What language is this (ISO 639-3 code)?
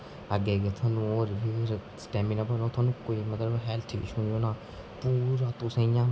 doi